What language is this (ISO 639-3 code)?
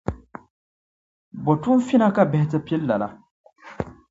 dag